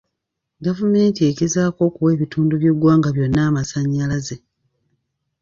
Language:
Ganda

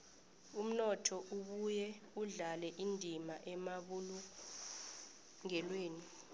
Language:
South Ndebele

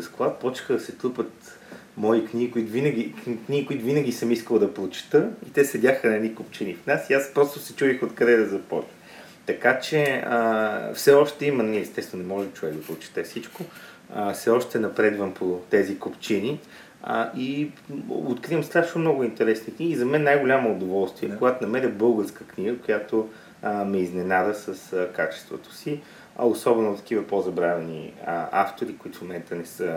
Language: Bulgarian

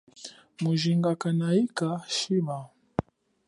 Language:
Chokwe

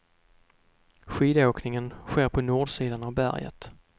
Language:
Swedish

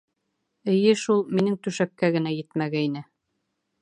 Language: Bashkir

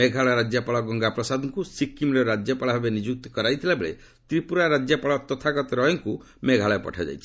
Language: Odia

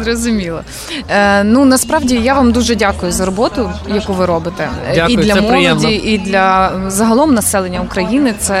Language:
Ukrainian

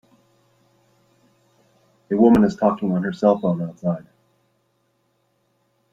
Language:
English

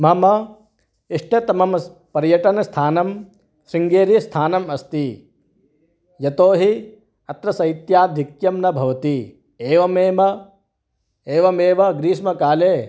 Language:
Sanskrit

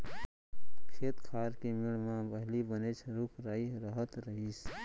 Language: Chhattisgarhi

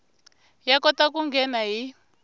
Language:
Tsonga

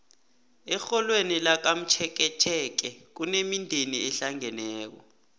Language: South Ndebele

